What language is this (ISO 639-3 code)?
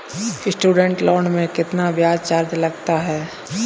hin